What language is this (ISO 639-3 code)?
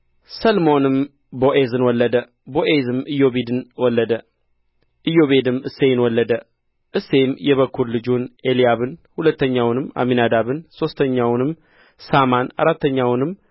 amh